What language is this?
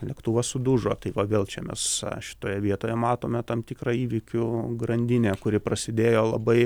Lithuanian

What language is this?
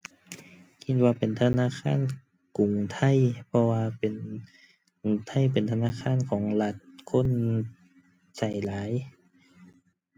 Thai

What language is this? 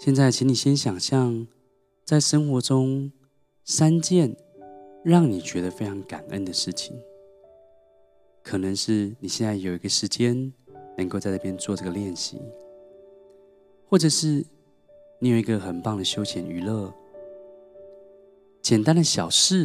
Chinese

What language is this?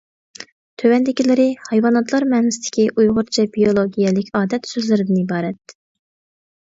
Uyghur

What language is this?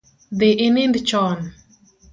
Luo (Kenya and Tanzania)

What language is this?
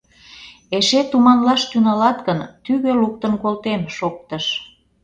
Mari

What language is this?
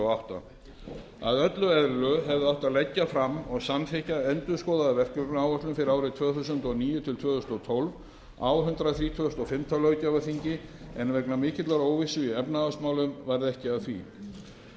Icelandic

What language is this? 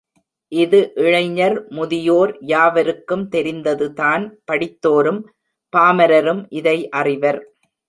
Tamil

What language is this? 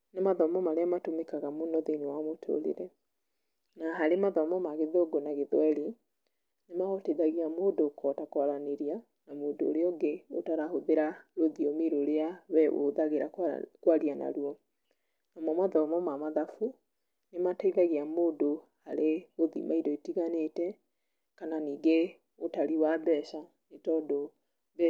Kikuyu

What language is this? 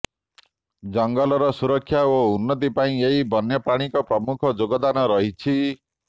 Odia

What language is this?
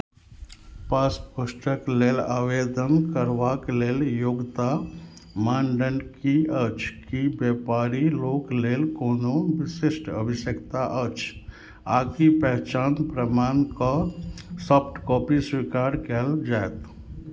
Maithili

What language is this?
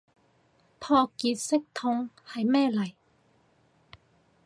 Cantonese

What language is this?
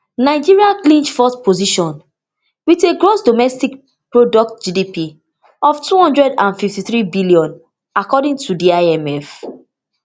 Nigerian Pidgin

